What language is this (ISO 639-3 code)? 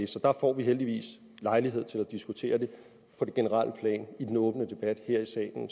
dan